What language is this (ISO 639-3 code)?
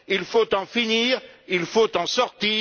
fra